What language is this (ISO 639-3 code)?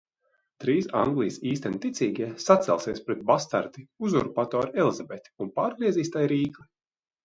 lav